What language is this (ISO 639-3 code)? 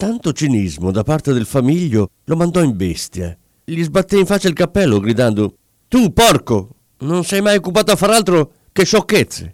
ita